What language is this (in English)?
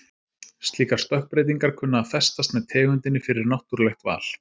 Icelandic